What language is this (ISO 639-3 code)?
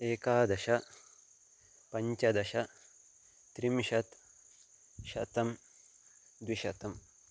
san